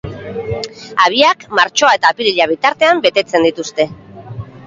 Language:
Basque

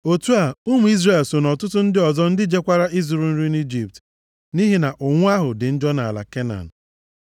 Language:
Igbo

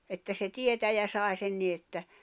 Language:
Finnish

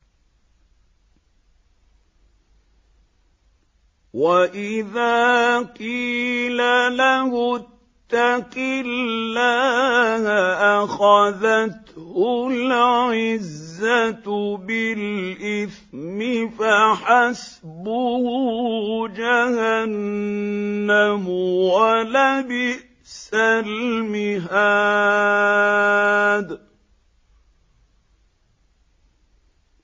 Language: Arabic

